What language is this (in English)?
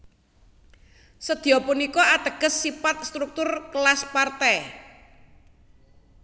Javanese